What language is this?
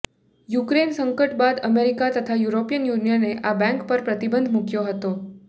Gujarati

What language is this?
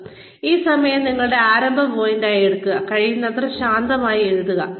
Malayalam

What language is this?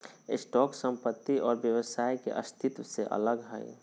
Magahi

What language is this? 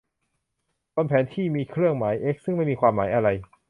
Thai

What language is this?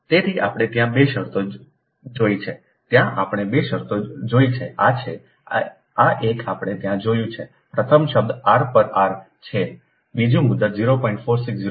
Gujarati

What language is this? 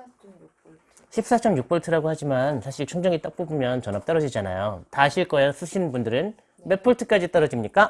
Korean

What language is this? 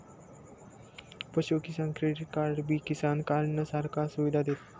Marathi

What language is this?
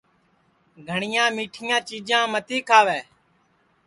Sansi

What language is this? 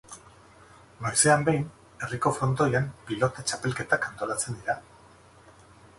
Basque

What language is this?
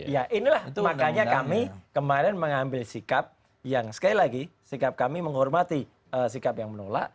Indonesian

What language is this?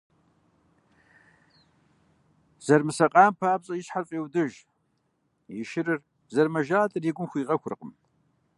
Kabardian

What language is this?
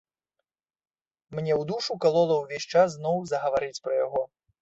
Belarusian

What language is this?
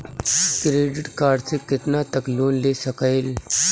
Bhojpuri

